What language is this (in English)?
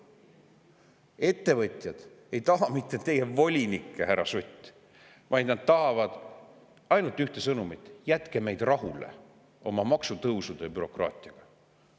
Estonian